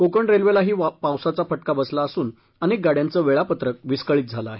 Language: Marathi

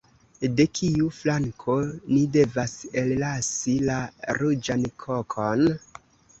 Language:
Esperanto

